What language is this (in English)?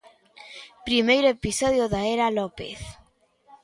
Galician